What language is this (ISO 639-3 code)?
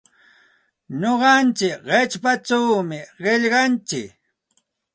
qxt